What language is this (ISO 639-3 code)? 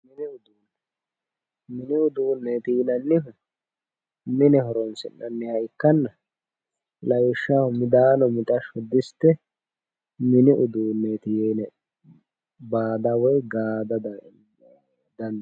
sid